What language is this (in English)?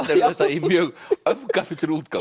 Icelandic